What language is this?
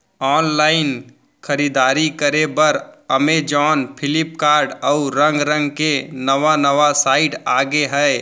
Chhattisgarhi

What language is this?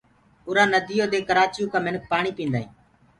Gurgula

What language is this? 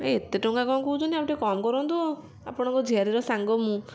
Odia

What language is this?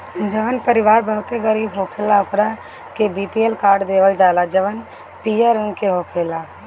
Bhojpuri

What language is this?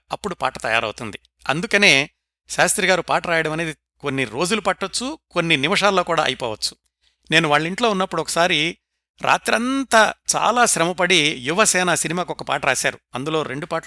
Telugu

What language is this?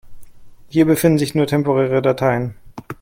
German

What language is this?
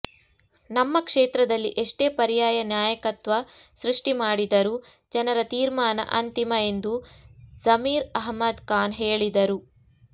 Kannada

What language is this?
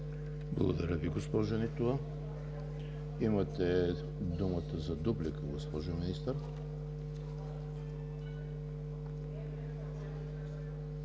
Bulgarian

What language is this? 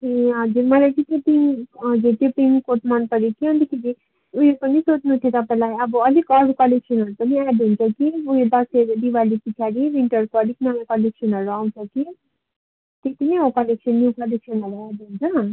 Nepali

